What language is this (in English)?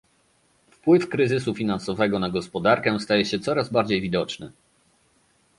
Polish